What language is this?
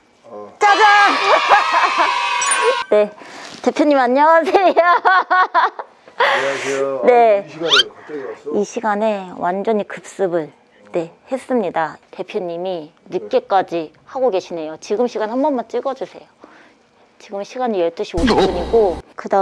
Korean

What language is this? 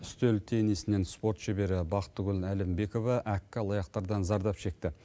Kazakh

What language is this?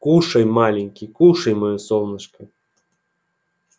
Russian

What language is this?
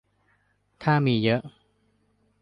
Thai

